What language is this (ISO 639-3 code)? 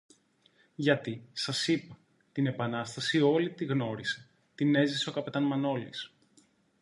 ell